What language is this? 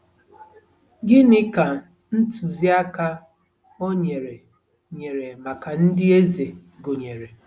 Igbo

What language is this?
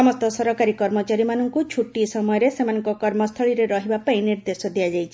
Odia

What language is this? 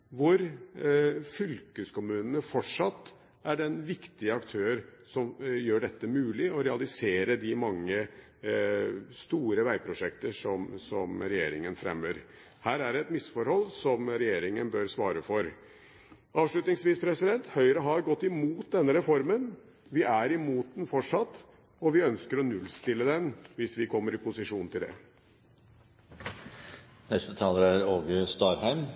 Norwegian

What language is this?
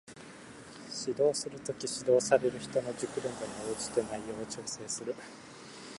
Japanese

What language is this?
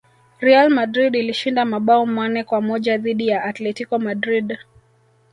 Swahili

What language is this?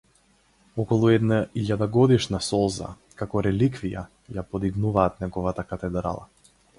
Macedonian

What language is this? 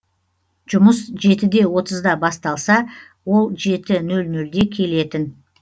Kazakh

